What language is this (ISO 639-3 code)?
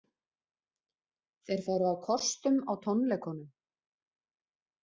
isl